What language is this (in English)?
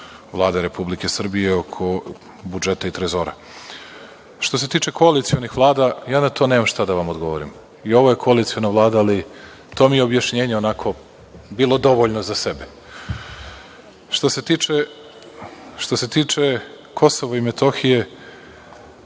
Serbian